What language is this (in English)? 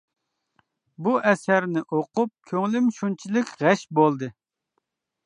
Uyghur